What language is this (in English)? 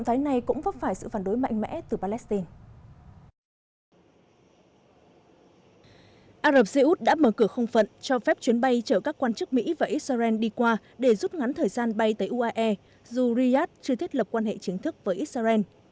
Vietnamese